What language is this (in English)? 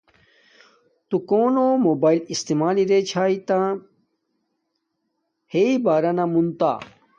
Domaaki